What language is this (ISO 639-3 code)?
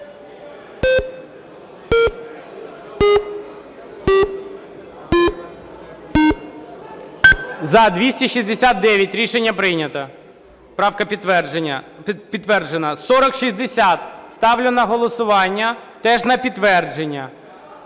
ukr